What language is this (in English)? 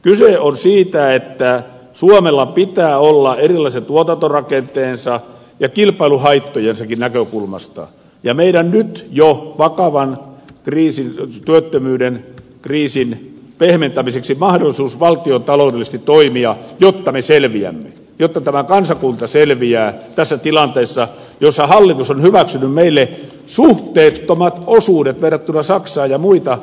Finnish